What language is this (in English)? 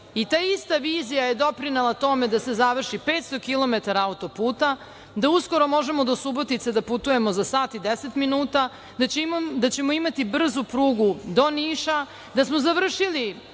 Serbian